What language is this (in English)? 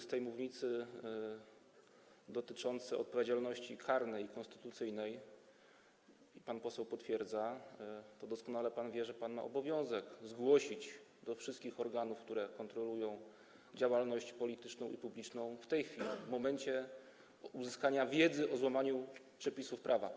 Polish